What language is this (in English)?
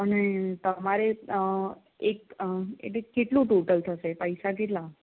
Gujarati